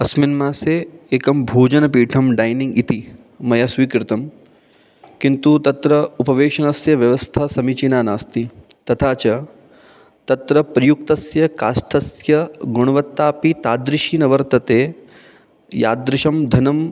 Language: Sanskrit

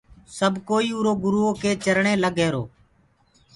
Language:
Gurgula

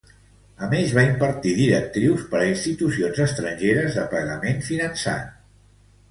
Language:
Catalan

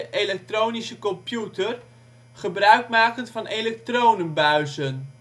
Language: Dutch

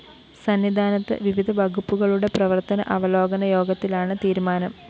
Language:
Malayalam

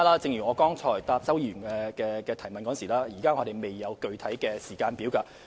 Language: Cantonese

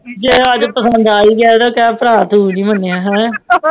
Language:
Punjabi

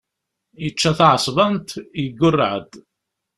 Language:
Kabyle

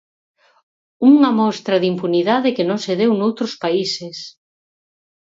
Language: Galician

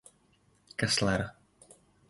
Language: Czech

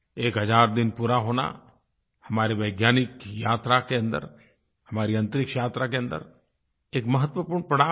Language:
Hindi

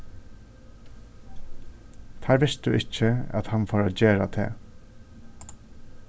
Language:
Faroese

